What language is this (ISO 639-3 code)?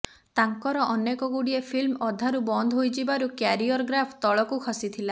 ori